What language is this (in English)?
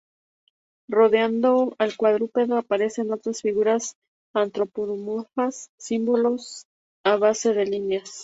Spanish